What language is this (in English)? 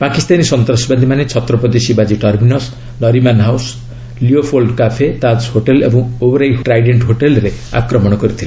Odia